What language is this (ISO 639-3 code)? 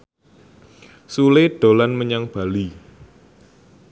jav